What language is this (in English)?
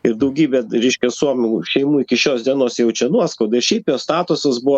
Lithuanian